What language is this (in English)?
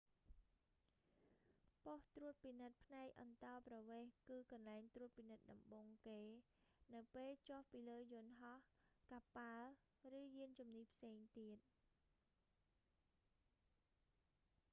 Khmer